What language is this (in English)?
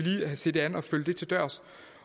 Danish